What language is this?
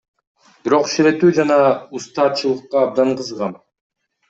Kyrgyz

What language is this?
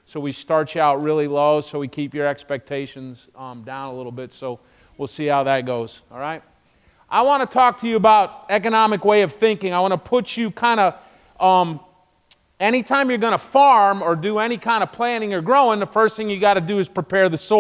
English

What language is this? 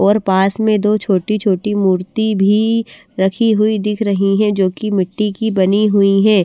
Hindi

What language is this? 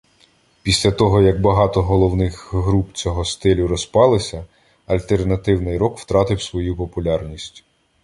Ukrainian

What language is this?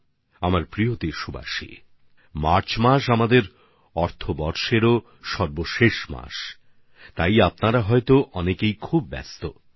Bangla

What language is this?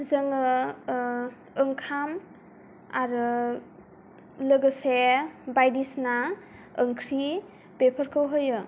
Bodo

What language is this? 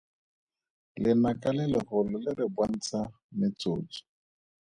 Tswana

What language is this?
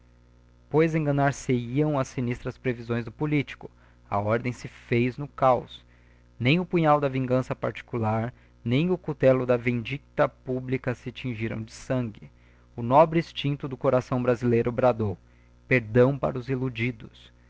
Portuguese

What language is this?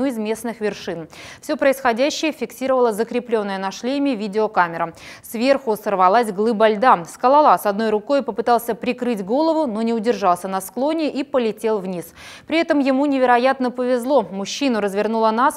Russian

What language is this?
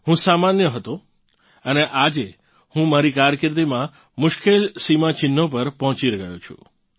Gujarati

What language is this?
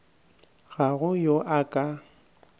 Northern Sotho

